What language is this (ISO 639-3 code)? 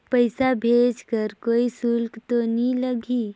hne